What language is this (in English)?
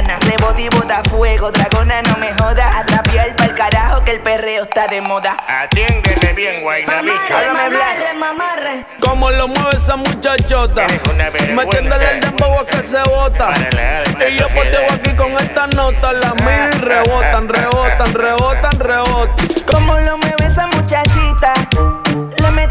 Spanish